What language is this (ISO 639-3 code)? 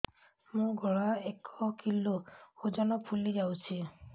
ori